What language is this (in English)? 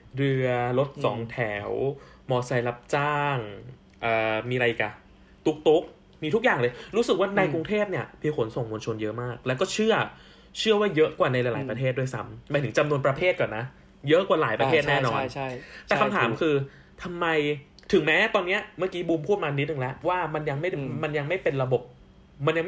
Thai